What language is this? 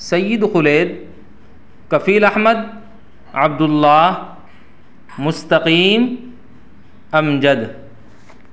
Urdu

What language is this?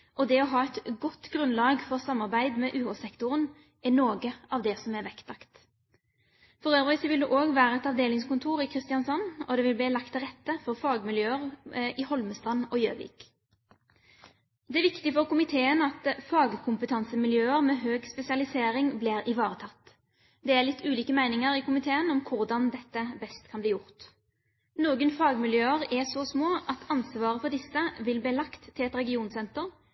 Norwegian Bokmål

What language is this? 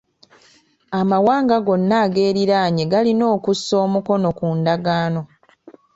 Ganda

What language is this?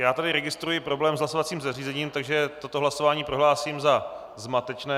Czech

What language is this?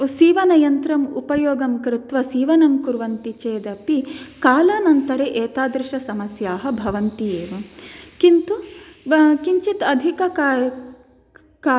Sanskrit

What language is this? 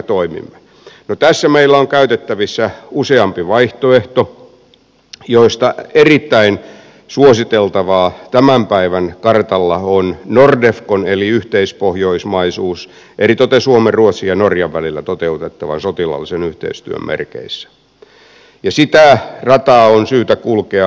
Finnish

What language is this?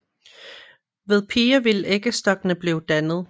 Danish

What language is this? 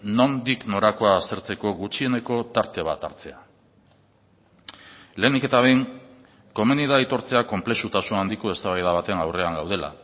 Basque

